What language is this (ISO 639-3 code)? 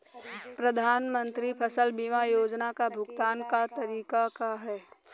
bho